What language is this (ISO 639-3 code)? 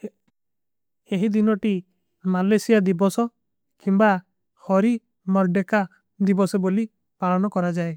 uki